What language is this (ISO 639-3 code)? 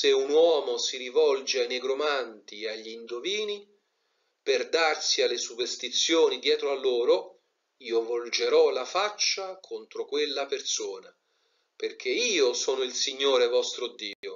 ita